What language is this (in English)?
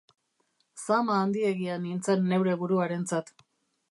Basque